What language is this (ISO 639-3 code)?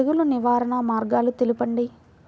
tel